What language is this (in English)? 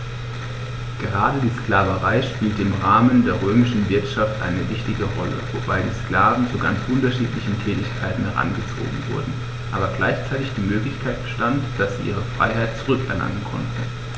German